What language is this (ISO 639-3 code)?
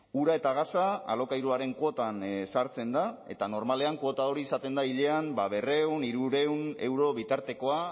eus